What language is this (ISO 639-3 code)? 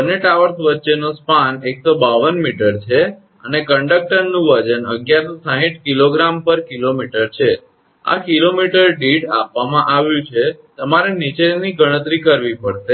guj